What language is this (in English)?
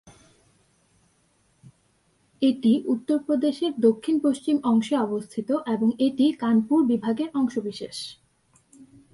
Bangla